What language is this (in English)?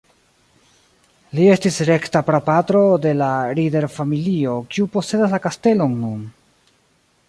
Esperanto